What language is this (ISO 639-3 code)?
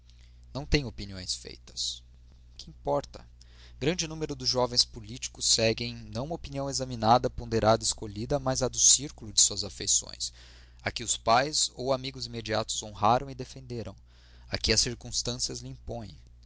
por